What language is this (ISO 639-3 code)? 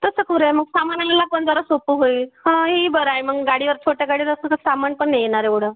mar